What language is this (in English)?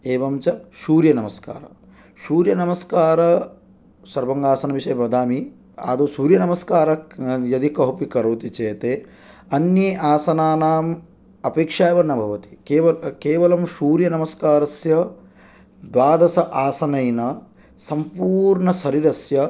Sanskrit